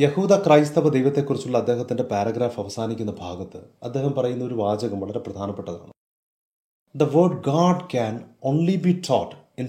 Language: Malayalam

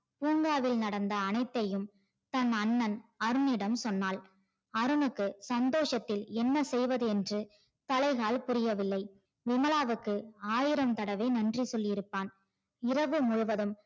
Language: Tamil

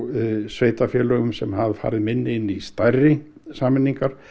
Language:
Icelandic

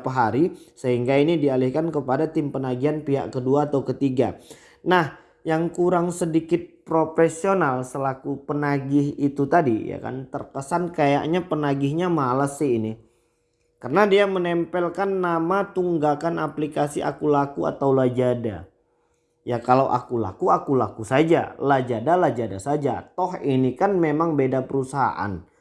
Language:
Indonesian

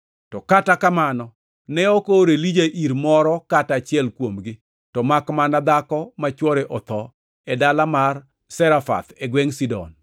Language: Luo (Kenya and Tanzania)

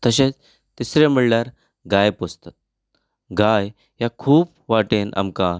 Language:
Konkani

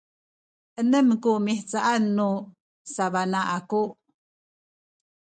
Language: Sakizaya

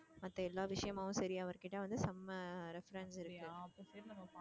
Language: Tamil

